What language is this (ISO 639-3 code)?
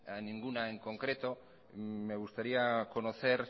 spa